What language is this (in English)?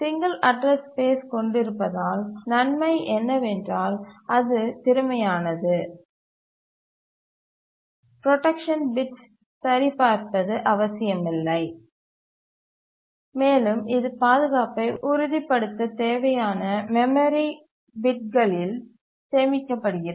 Tamil